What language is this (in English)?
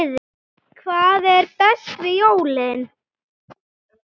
Icelandic